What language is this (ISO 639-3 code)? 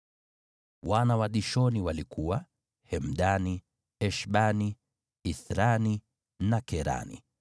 swa